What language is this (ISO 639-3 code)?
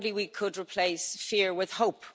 eng